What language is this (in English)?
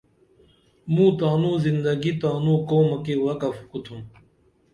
Dameli